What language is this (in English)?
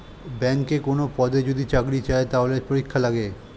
Bangla